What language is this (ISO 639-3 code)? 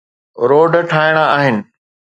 snd